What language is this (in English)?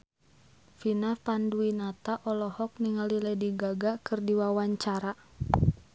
Sundanese